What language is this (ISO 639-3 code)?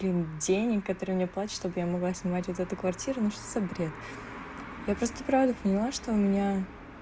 rus